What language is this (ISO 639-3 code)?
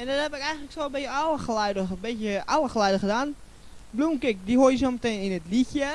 nld